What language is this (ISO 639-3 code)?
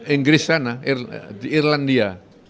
ind